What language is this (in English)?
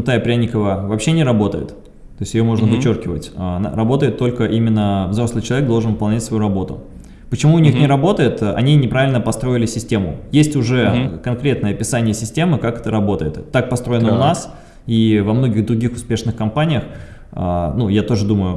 Russian